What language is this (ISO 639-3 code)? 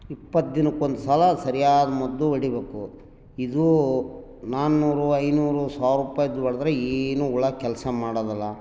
kan